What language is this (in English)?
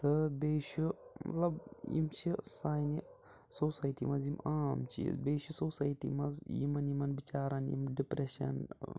Kashmiri